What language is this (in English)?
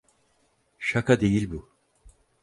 Turkish